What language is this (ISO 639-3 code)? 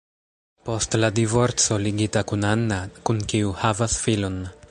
epo